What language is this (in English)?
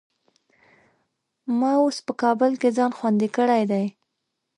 Pashto